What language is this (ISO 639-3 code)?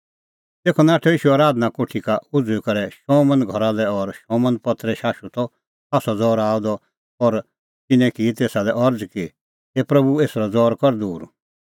kfx